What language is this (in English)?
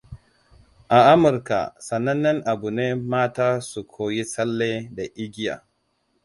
Hausa